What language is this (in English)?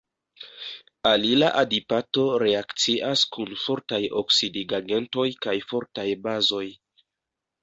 Esperanto